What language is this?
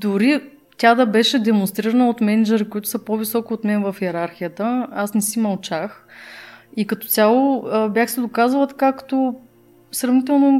Bulgarian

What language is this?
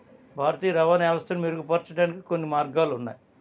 Telugu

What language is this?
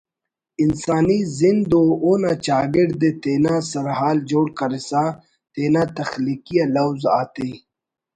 Brahui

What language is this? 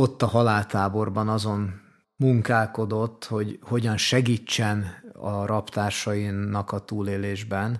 Hungarian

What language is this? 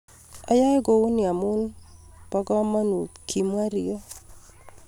Kalenjin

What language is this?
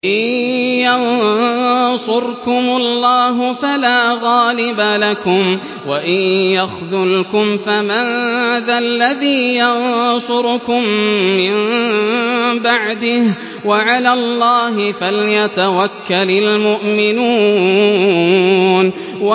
Arabic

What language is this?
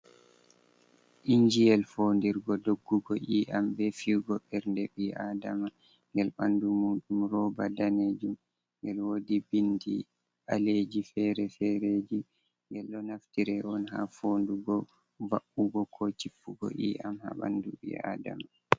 Fula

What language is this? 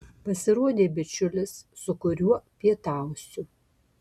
Lithuanian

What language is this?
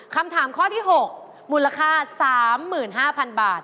Thai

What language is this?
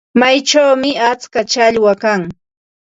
Ambo-Pasco Quechua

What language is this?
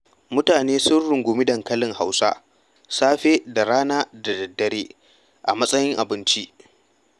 Hausa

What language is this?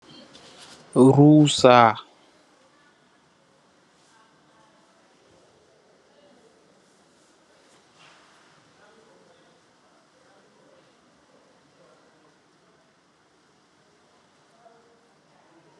Wolof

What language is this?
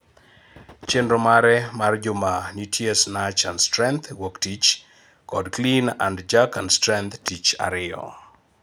Luo (Kenya and Tanzania)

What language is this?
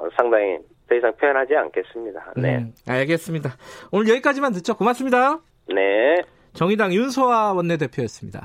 Korean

